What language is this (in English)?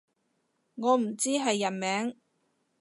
Cantonese